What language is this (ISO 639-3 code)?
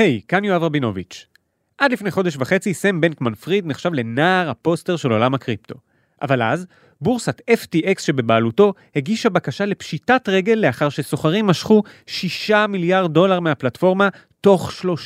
heb